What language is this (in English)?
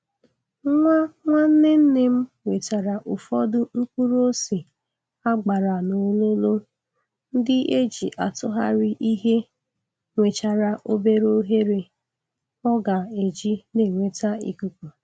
Igbo